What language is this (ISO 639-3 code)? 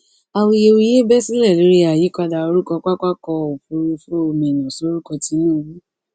yor